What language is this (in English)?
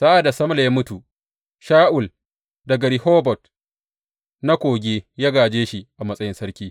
Hausa